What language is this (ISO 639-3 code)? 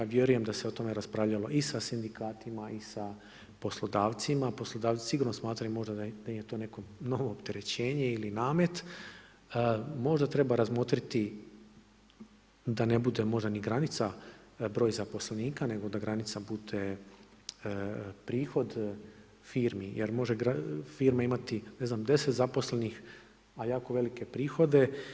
hrv